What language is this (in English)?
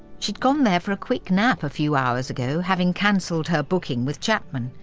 English